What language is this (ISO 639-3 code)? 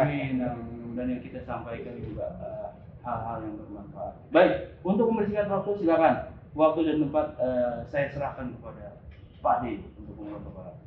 ind